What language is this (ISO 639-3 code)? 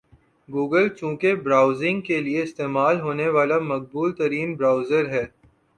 urd